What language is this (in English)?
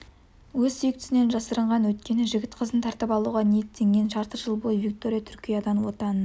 Kazakh